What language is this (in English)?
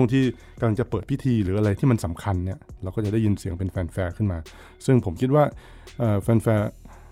Thai